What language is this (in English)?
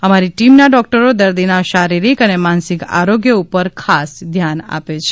Gujarati